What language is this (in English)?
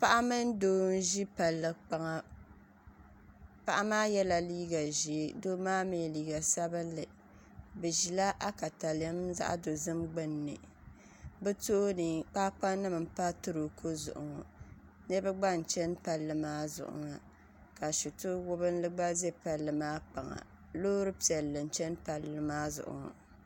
Dagbani